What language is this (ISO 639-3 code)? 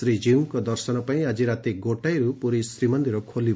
ori